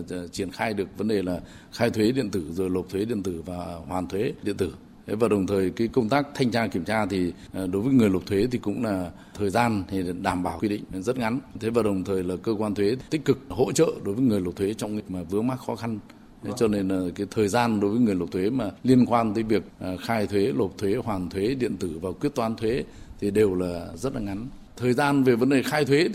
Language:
Vietnamese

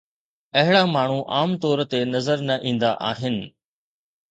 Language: Sindhi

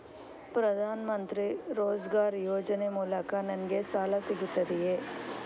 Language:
Kannada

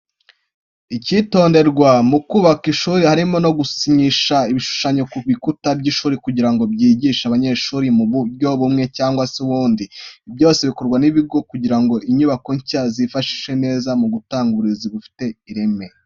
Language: Kinyarwanda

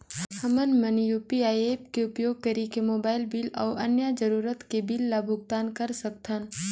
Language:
Chhattisgarhi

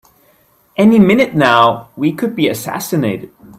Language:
English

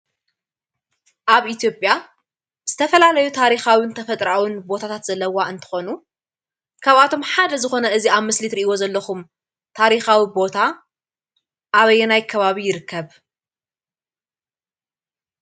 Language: Tigrinya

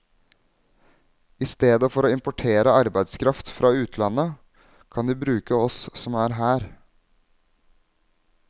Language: Norwegian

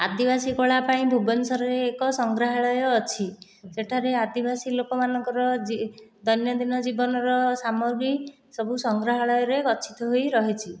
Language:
Odia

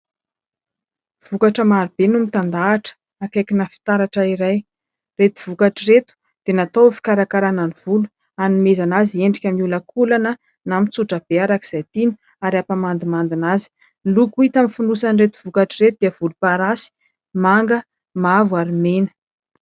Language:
Malagasy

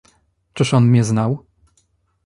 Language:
Polish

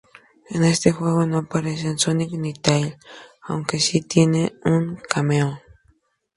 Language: Spanish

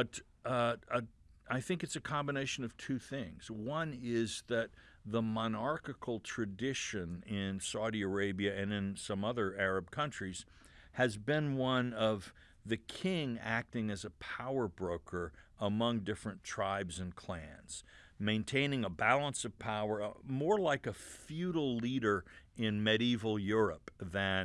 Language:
English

